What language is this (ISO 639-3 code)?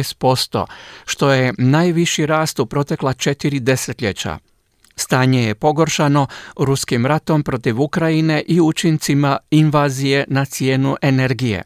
hrv